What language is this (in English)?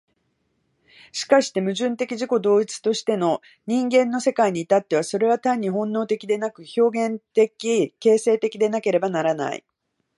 Japanese